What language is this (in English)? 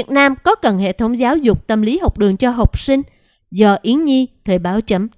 Vietnamese